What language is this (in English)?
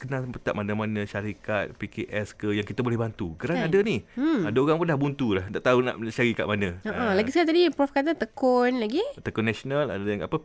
Malay